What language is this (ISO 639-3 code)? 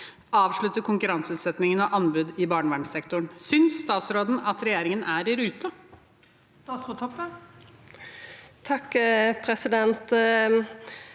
nor